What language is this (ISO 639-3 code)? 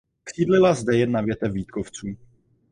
ces